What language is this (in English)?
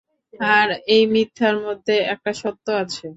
Bangla